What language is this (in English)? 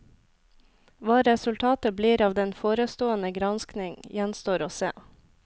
Norwegian